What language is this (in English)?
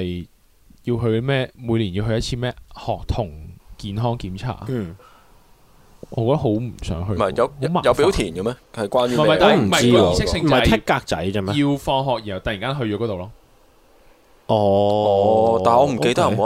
Chinese